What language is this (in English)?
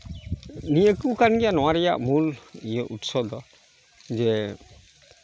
Santali